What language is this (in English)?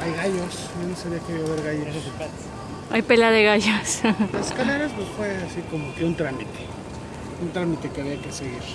Spanish